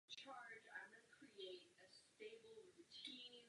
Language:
Czech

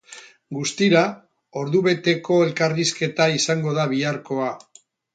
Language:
Basque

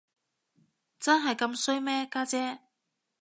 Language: Cantonese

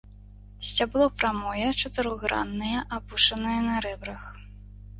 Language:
Belarusian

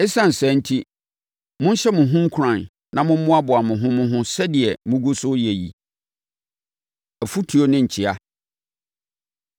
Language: Akan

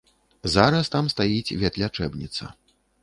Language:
Belarusian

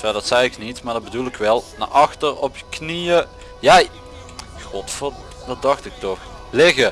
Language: Dutch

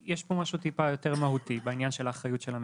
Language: Hebrew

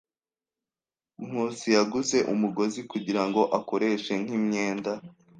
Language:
Kinyarwanda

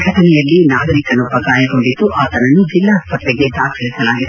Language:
Kannada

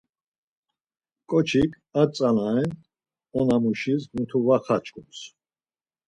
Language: Laz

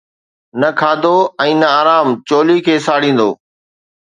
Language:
Sindhi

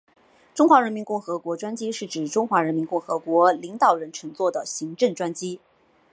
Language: Chinese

